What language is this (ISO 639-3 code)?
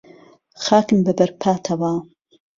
ckb